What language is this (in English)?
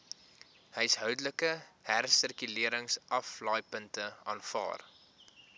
Afrikaans